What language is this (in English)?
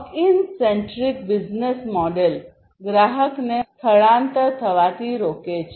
Gujarati